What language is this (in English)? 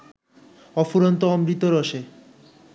Bangla